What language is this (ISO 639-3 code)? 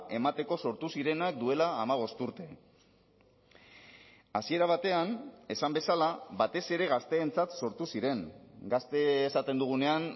eus